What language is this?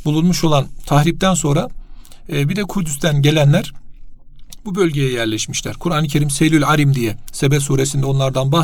Turkish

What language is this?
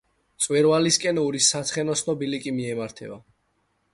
Georgian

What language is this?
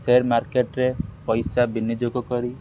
Odia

